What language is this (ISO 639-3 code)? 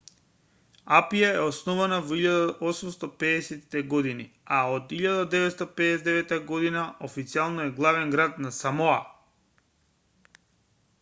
mkd